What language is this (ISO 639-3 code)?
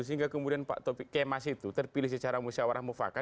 ind